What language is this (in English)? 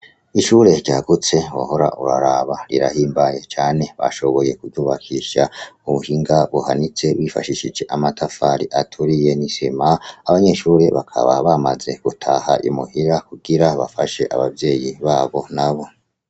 Rundi